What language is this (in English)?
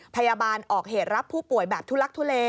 Thai